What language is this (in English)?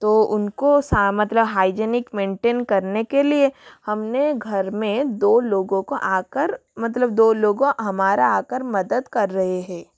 Hindi